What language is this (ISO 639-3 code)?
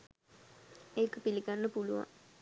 sin